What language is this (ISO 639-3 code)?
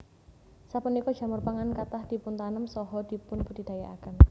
jav